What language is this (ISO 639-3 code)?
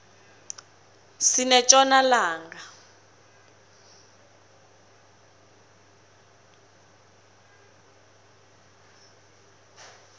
nbl